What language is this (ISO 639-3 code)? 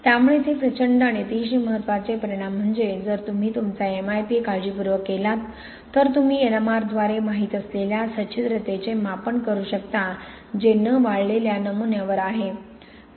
mar